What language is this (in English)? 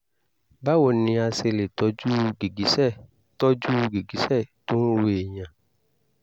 Yoruba